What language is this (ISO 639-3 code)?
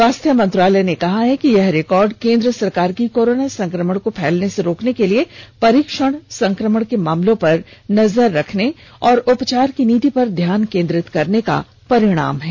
hin